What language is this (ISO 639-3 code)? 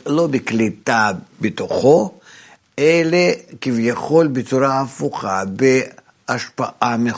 heb